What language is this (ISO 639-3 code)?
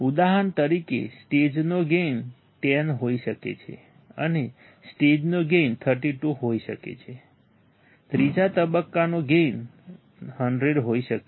guj